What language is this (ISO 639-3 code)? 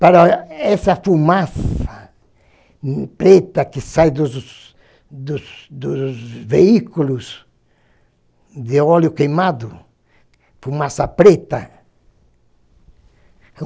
por